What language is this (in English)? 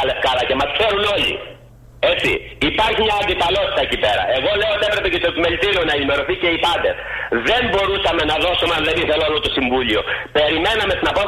Greek